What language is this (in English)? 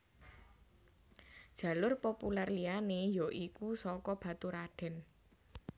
Javanese